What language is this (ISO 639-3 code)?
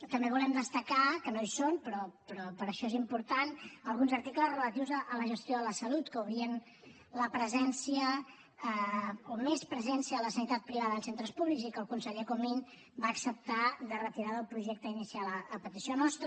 cat